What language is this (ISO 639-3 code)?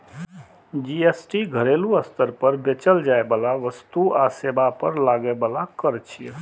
mai